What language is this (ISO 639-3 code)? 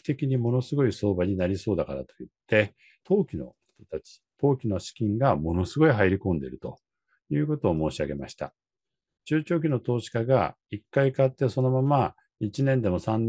jpn